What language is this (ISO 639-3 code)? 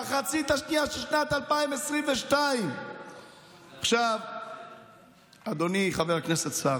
heb